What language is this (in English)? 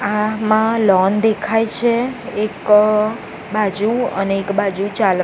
Gujarati